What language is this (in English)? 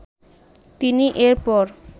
Bangla